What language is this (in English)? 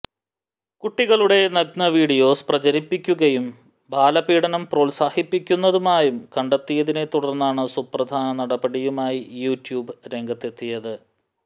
Malayalam